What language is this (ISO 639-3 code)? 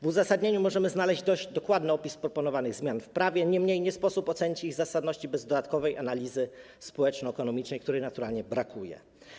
pol